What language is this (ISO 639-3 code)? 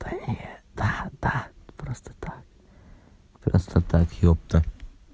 rus